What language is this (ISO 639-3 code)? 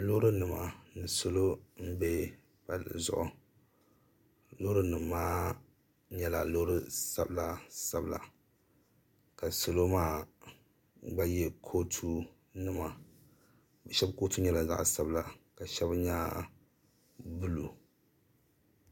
dag